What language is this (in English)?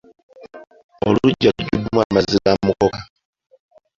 Ganda